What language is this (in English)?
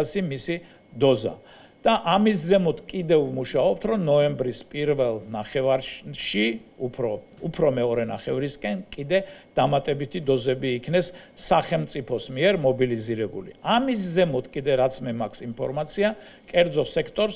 Romanian